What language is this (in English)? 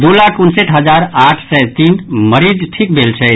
Maithili